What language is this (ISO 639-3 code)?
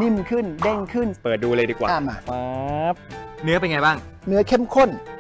tha